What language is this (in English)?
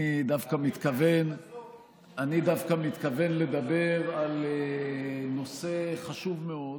Hebrew